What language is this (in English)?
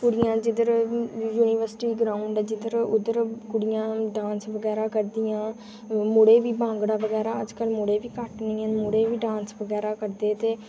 Dogri